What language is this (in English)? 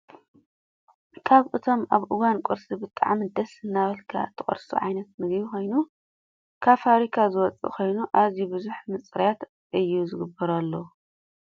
Tigrinya